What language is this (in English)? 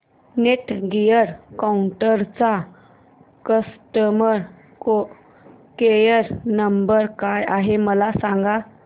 Marathi